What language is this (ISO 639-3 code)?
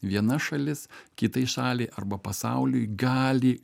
lit